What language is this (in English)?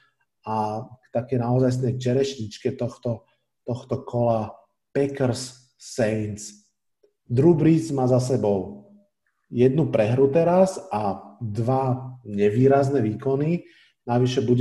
Slovak